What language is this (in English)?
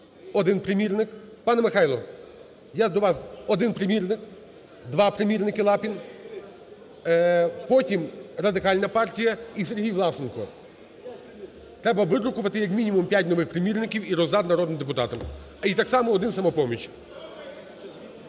Ukrainian